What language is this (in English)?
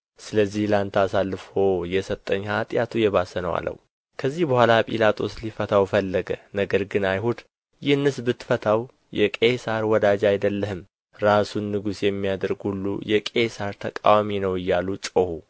Amharic